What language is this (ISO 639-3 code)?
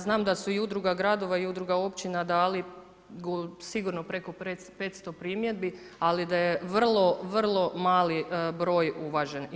hrv